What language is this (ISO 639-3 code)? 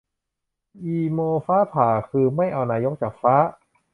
tha